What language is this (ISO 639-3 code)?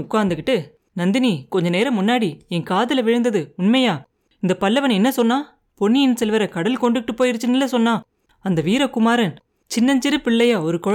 tam